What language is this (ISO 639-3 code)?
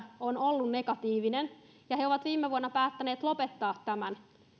fin